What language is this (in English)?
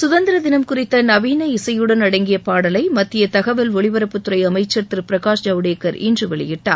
Tamil